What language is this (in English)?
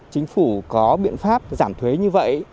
Vietnamese